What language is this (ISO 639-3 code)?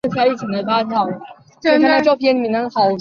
zho